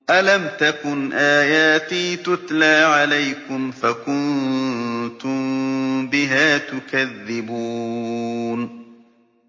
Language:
Arabic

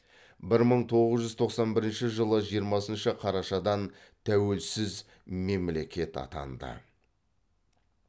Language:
Kazakh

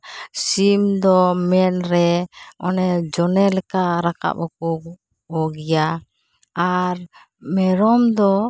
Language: Santali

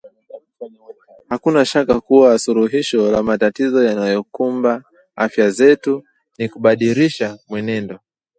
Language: Swahili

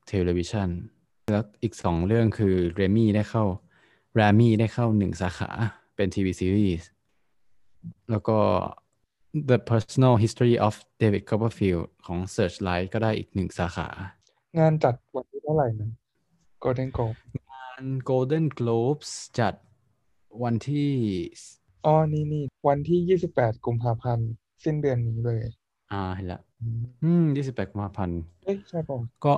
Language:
Thai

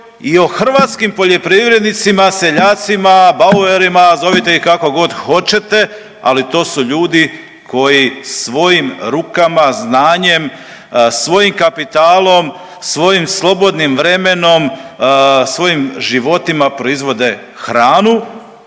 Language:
Croatian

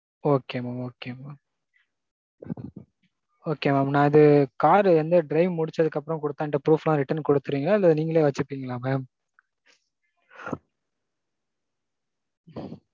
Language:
Tamil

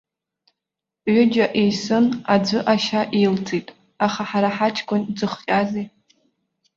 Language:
Abkhazian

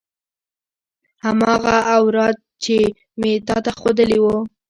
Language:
Pashto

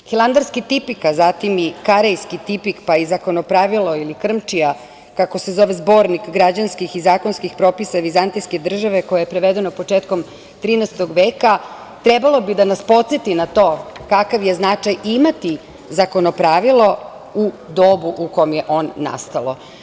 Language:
Serbian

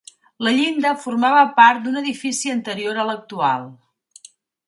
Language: Catalan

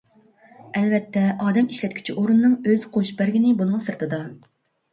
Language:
Uyghur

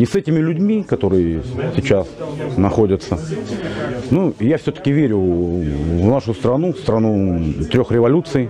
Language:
Russian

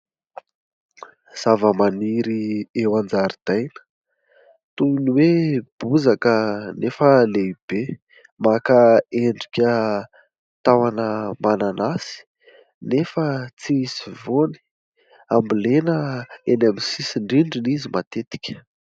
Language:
Malagasy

